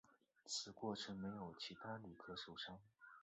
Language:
Chinese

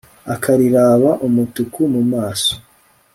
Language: Kinyarwanda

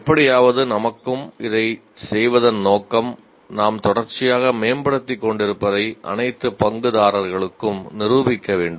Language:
Tamil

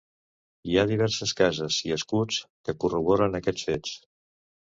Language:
Catalan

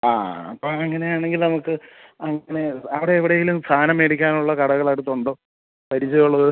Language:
Malayalam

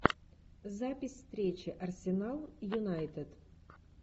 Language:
Russian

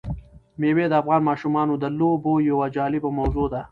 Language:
Pashto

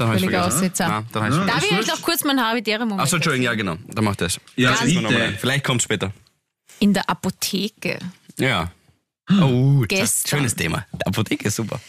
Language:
German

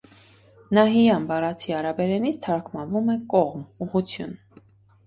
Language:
Armenian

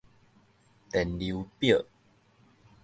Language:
Min Nan Chinese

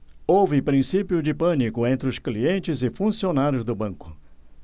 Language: Portuguese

